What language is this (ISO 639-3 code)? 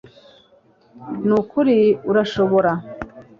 kin